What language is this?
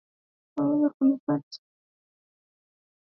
Swahili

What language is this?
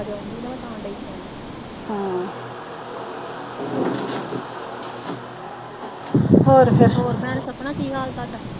Punjabi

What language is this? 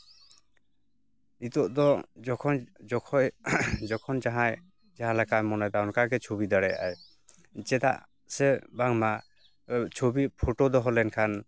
Santali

